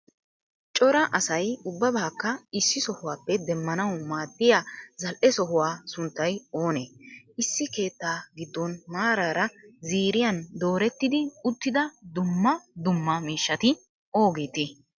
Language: Wolaytta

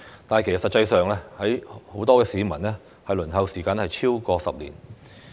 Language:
Cantonese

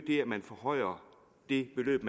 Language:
Danish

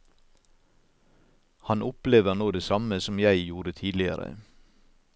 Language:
Norwegian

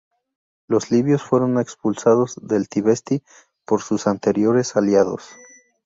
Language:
Spanish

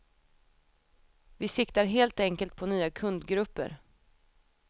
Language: Swedish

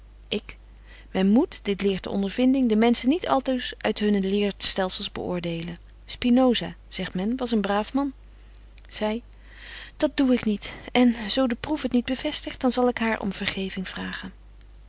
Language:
Dutch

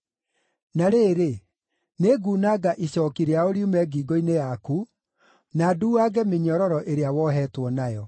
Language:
Kikuyu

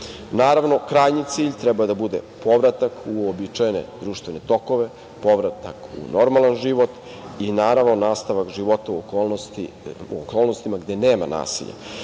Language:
Serbian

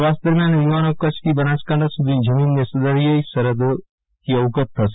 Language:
Gujarati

